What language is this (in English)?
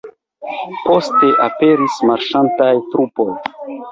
Esperanto